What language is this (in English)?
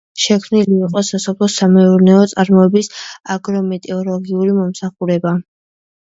Georgian